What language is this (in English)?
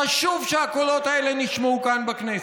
Hebrew